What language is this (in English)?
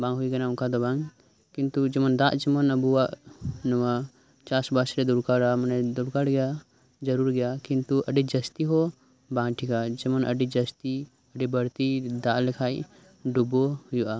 Santali